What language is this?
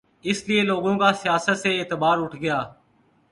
Urdu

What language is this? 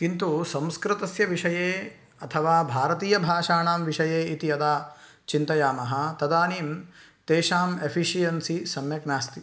Sanskrit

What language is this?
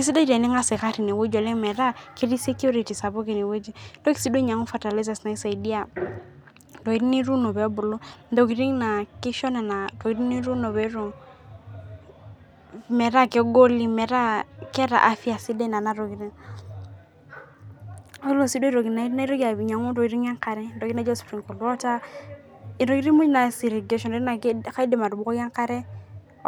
Masai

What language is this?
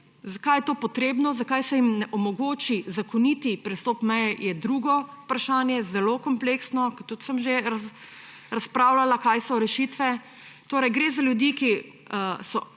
Slovenian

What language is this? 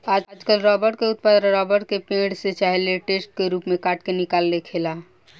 Bhojpuri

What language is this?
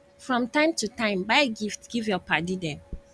Nigerian Pidgin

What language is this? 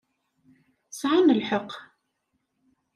Kabyle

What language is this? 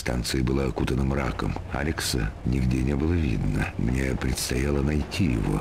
Russian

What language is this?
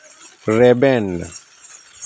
Santali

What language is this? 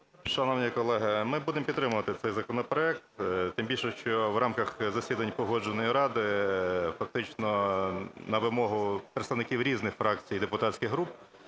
Ukrainian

